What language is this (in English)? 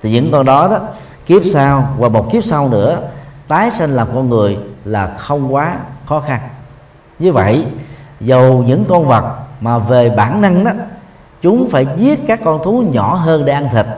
Vietnamese